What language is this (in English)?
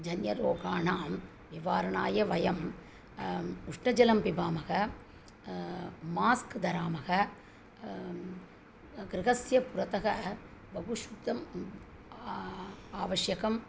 Sanskrit